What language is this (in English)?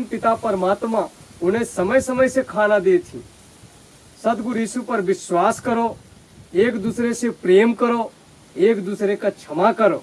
Hindi